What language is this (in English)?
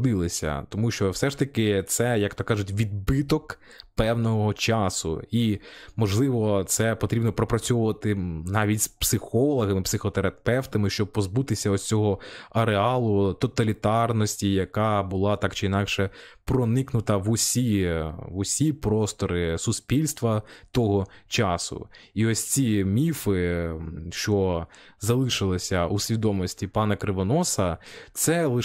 Ukrainian